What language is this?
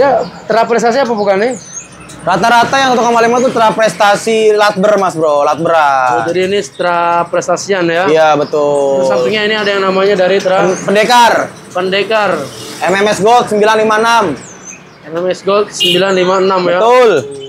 Indonesian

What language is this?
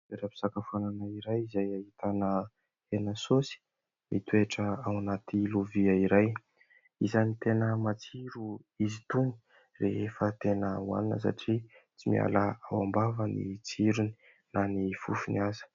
Malagasy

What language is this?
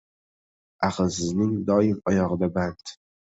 Uzbek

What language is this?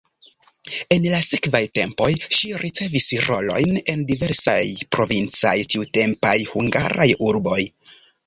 Esperanto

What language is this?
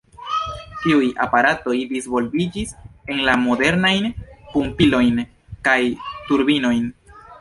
Esperanto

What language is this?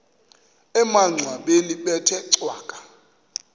Xhosa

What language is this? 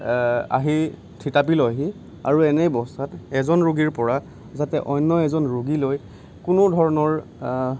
Assamese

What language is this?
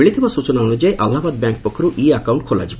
Odia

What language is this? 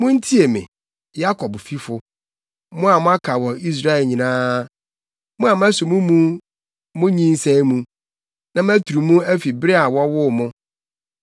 Akan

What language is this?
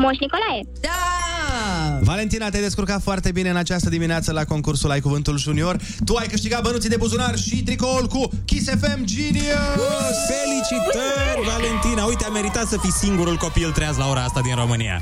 Romanian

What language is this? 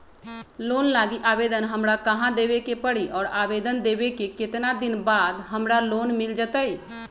Magahi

